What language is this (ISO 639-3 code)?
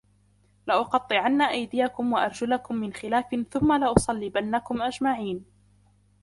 ara